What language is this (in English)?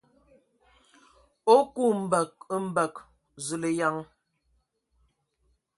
Ewondo